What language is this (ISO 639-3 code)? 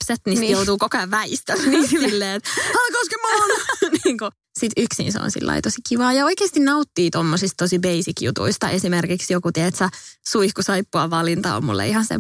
fin